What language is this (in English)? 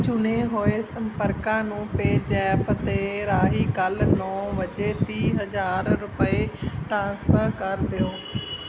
Punjabi